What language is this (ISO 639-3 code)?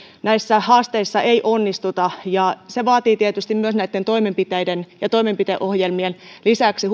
fin